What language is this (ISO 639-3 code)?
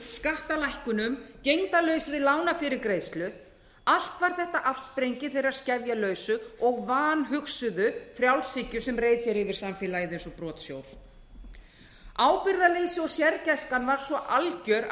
isl